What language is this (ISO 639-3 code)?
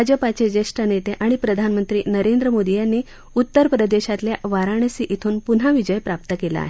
mar